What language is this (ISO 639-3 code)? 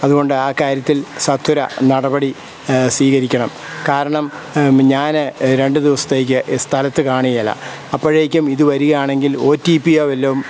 mal